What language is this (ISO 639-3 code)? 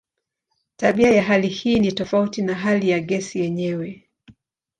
swa